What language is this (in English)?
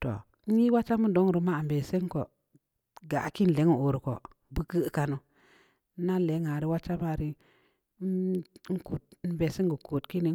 Samba Leko